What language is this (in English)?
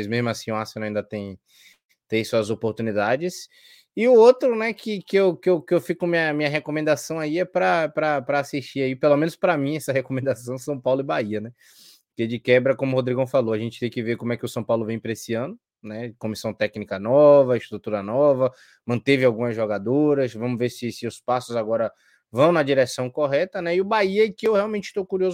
Portuguese